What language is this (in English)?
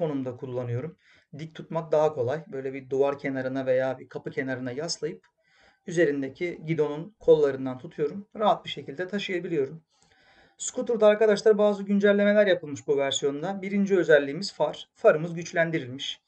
Turkish